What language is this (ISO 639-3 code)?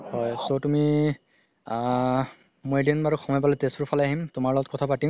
asm